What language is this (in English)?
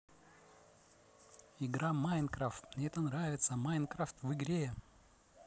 Russian